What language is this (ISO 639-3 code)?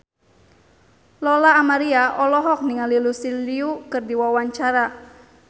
sun